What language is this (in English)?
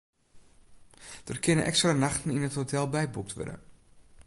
Western Frisian